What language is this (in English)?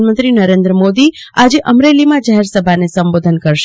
Gujarati